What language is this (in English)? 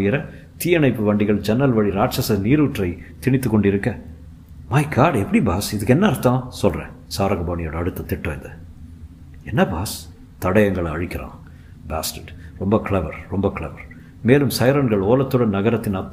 Tamil